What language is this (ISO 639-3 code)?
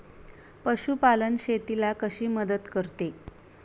mar